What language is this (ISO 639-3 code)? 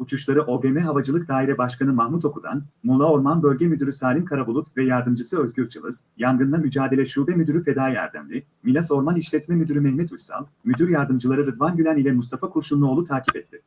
tur